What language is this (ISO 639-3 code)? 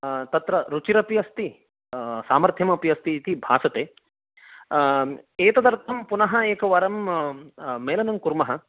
san